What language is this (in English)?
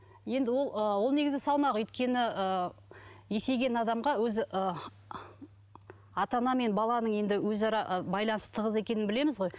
Kazakh